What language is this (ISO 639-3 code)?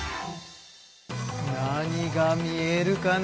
jpn